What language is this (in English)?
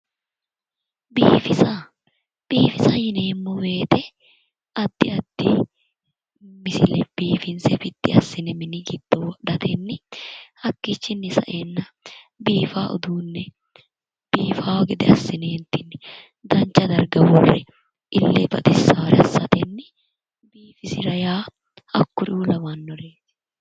Sidamo